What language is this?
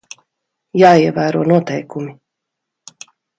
Latvian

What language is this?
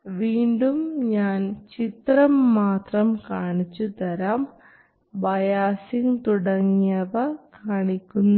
Malayalam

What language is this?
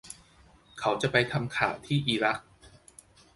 Thai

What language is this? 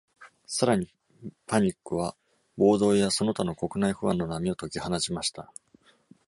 Japanese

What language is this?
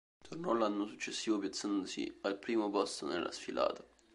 Italian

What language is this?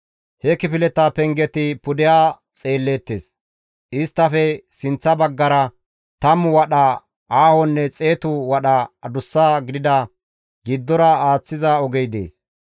Gamo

